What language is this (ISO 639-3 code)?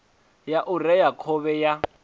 ven